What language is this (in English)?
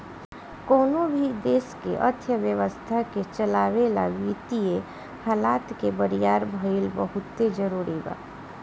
Bhojpuri